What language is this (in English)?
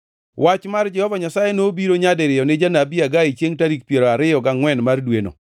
Luo (Kenya and Tanzania)